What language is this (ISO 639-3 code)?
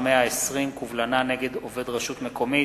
heb